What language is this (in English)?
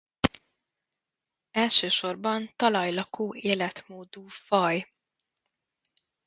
Hungarian